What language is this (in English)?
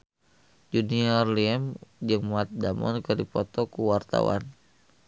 Sundanese